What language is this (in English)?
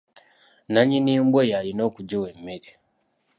Ganda